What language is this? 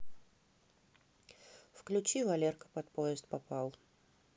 Russian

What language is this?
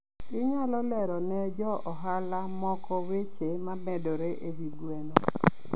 Luo (Kenya and Tanzania)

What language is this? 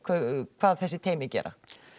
Icelandic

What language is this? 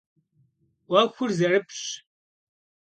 Kabardian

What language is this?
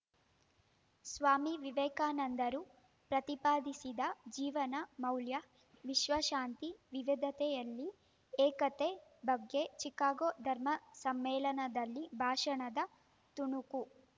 Kannada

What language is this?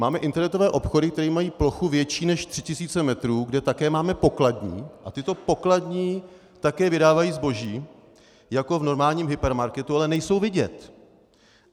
Czech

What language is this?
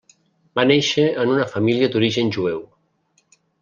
Catalan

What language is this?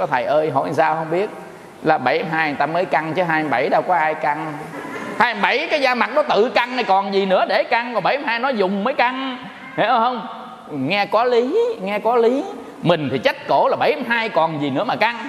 Vietnamese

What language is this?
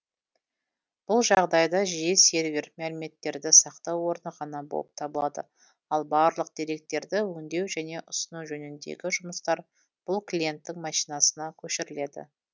Kazakh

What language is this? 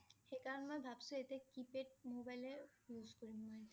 Assamese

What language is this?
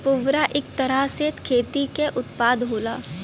Bhojpuri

